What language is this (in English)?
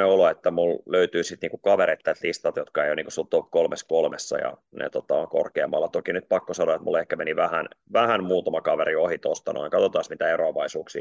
Finnish